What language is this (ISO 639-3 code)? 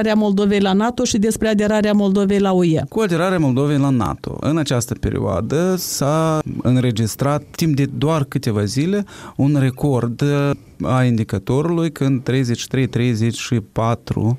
ron